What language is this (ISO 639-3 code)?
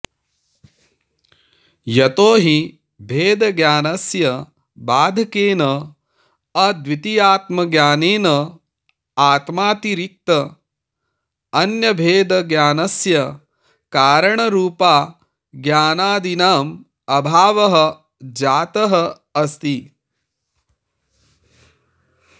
san